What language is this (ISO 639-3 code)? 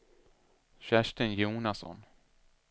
swe